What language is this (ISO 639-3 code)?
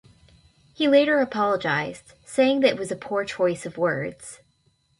eng